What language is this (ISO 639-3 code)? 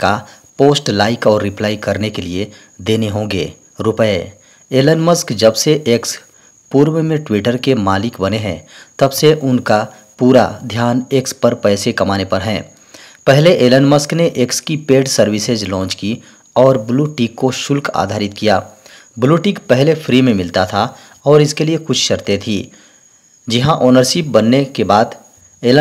hin